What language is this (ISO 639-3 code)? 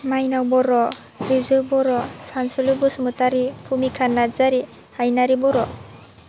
brx